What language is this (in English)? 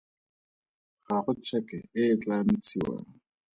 Tswana